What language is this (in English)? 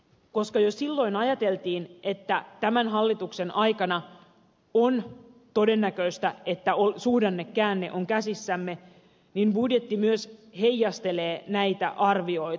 Finnish